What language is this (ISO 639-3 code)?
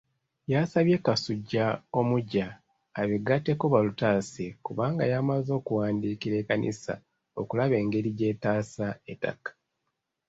lug